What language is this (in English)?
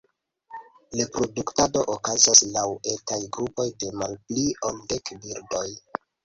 Esperanto